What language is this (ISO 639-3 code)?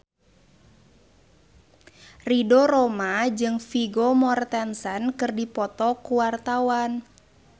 sun